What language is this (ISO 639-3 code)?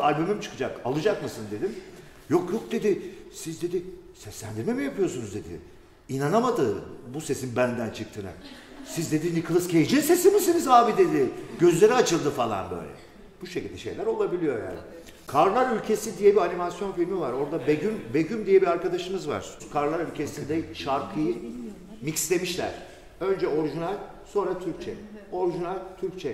tur